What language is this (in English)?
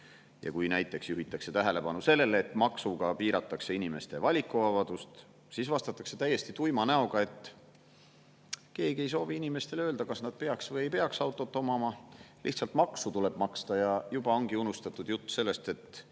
Estonian